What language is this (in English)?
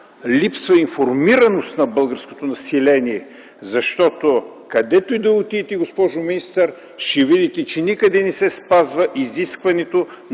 Bulgarian